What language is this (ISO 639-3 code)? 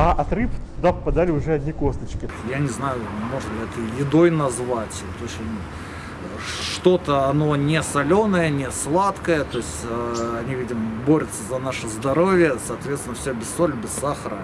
rus